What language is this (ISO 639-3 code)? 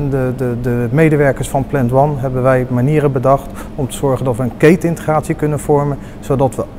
nld